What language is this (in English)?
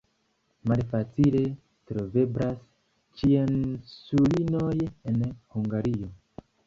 Esperanto